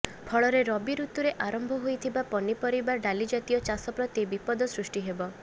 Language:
Odia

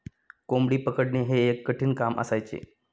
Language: Marathi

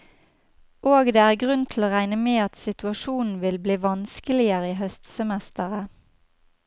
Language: Norwegian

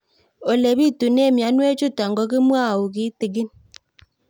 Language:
Kalenjin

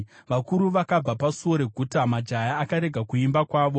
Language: Shona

